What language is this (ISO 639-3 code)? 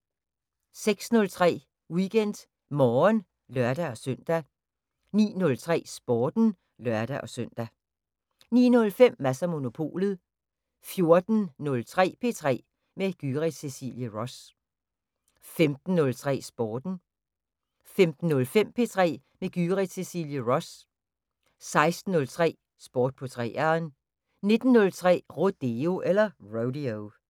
dan